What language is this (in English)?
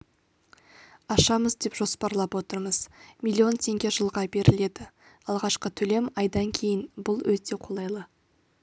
Kazakh